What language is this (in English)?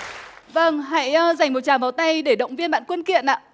Vietnamese